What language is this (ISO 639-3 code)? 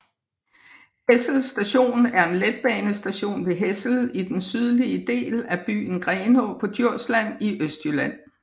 dan